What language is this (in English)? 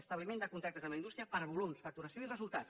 Catalan